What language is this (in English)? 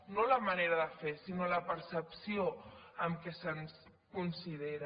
Catalan